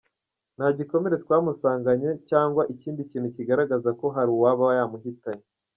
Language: Kinyarwanda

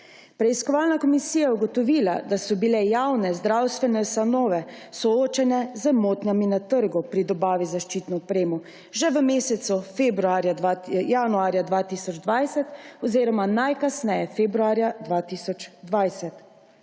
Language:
Slovenian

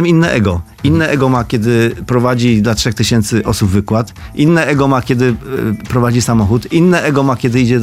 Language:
Polish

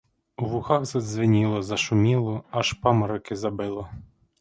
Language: Ukrainian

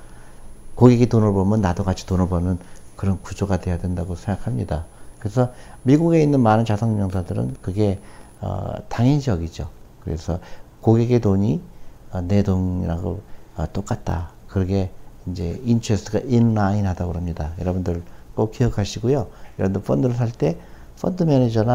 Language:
Korean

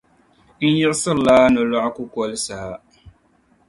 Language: Dagbani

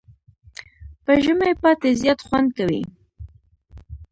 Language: Pashto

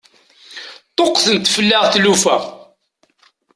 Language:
Kabyle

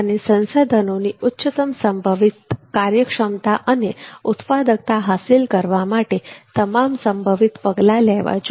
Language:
Gujarati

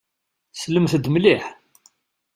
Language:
Kabyle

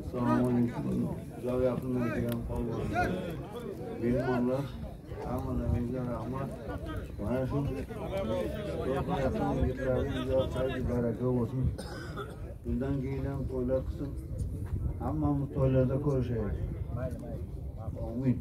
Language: Turkish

